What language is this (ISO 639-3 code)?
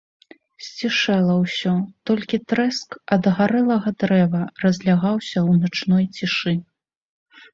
bel